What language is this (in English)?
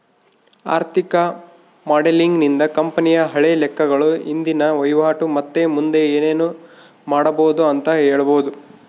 Kannada